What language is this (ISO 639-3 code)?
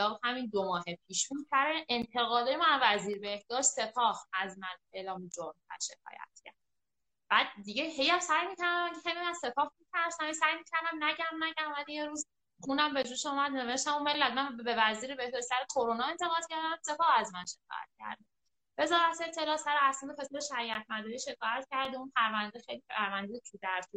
fas